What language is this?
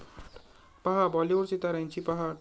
Marathi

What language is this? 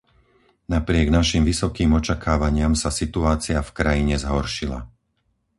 Slovak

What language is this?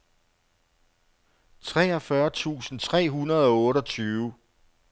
Danish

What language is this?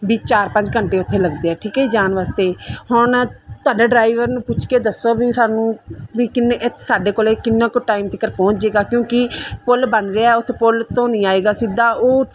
Punjabi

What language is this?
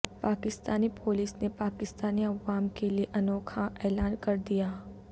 Urdu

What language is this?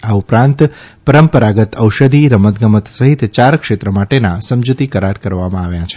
Gujarati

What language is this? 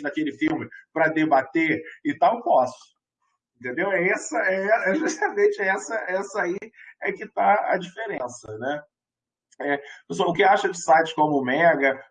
Portuguese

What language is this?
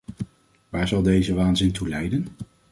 Dutch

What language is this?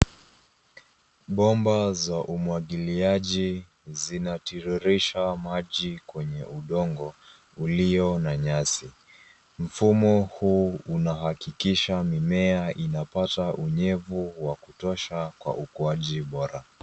Swahili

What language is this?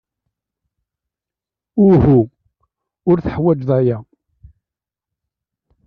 Kabyle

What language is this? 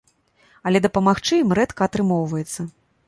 Belarusian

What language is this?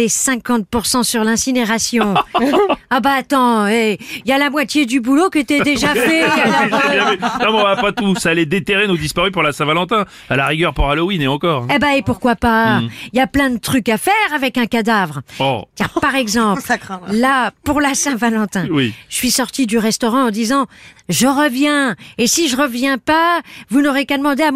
French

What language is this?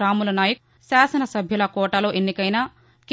Telugu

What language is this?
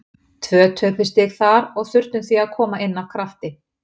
Icelandic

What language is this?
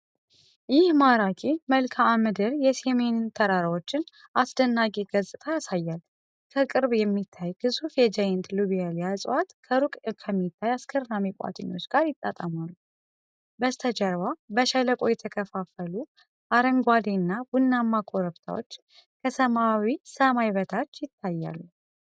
Amharic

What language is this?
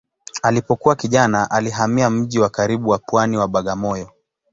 Swahili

